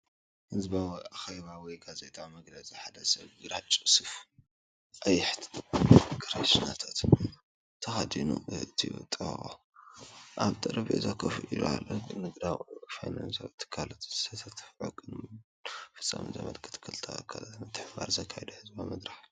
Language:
Tigrinya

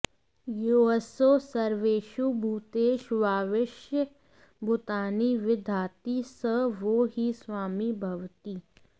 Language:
Sanskrit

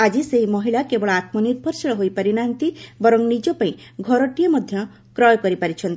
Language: Odia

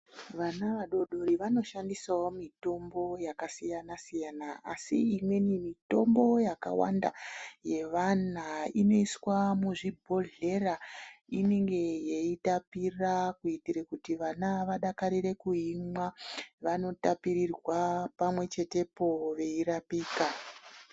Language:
Ndau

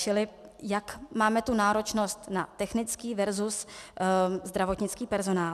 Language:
Czech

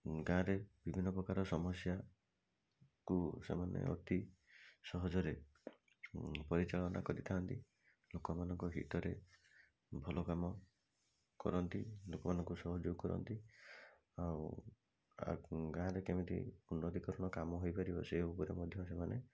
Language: Odia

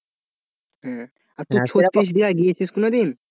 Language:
Bangla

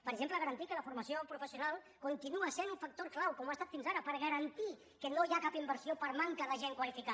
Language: Catalan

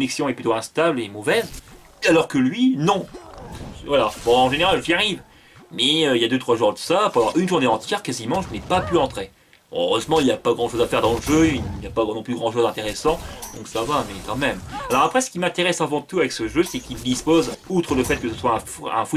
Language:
French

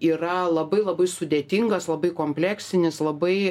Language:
Lithuanian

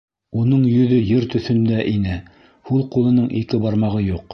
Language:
Bashkir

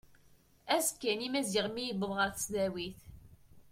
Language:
Kabyle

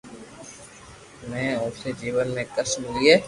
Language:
Loarki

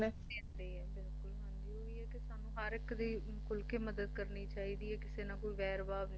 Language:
Punjabi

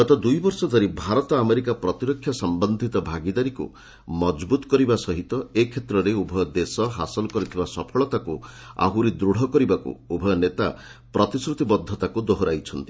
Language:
Odia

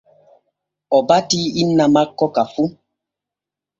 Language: Borgu Fulfulde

